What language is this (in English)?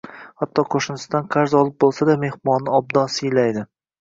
Uzbek